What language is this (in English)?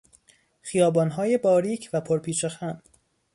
Persian